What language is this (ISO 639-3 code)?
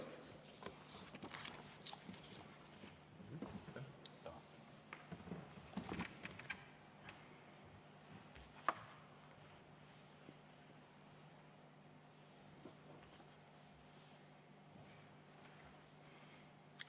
est